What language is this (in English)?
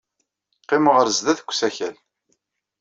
Kabyle